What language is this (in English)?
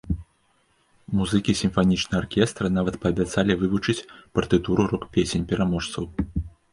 Belarusian